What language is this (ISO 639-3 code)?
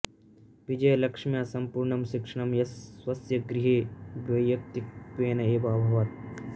san